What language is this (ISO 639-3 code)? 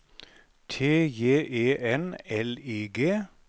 nor